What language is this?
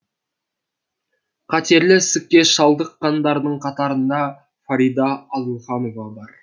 Kazakh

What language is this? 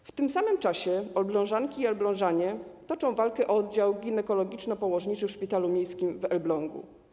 Polish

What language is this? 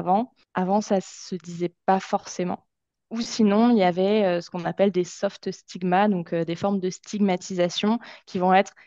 French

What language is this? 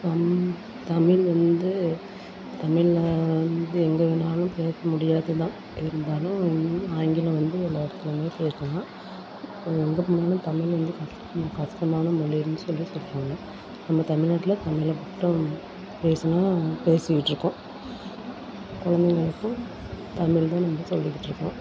Tamil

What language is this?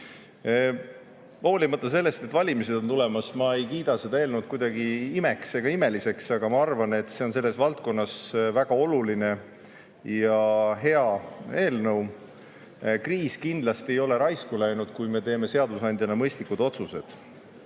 Estonian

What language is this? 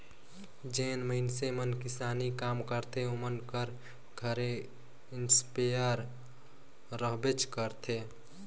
Chhattisgarhi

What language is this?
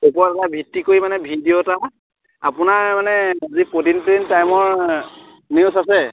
Assamese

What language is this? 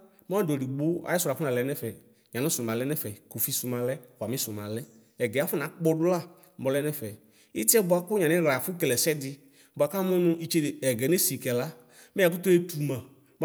Ikposo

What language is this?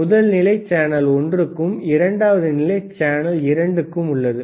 Tamil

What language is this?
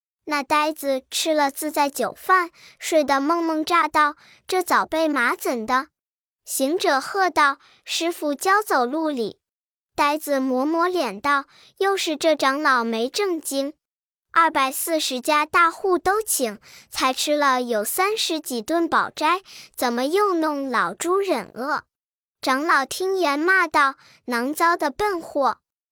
Chinese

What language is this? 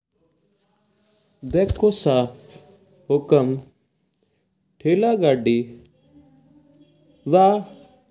Mewari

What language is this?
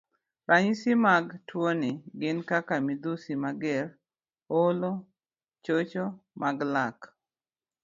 Luo (Kenya and Tanzania)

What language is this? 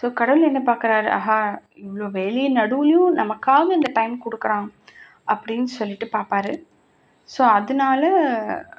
Tamil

